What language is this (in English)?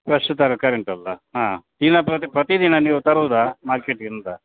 Kannada